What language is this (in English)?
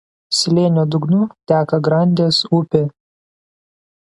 Lithuanian